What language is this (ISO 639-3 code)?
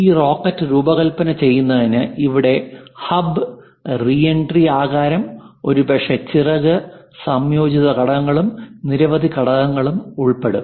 mal